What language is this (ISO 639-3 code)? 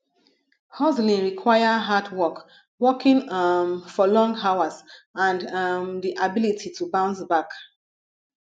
pcm